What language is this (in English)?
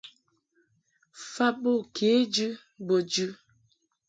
Mungaka